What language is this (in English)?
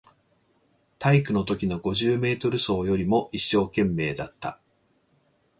Japanese